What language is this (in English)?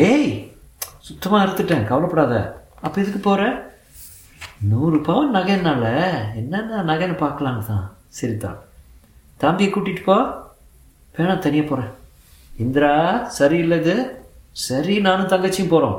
Tamil